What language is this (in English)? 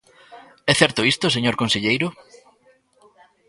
Galician